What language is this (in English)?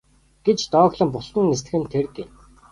Mongolian